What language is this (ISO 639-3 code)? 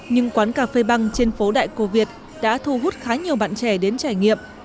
vie